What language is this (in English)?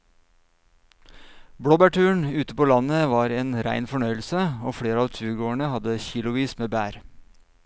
Norwegian